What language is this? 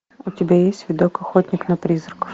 Russian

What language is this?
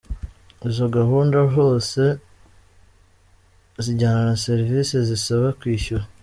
Kinyarwanda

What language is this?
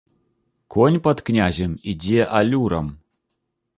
Belarusian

